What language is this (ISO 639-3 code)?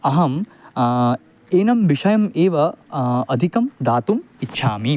san